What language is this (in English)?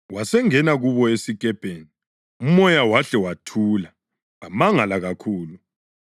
North Ndebele